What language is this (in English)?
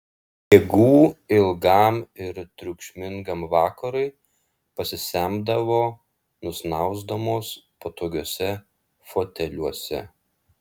Lithuanian